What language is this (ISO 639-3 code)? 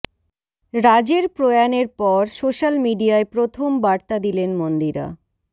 ben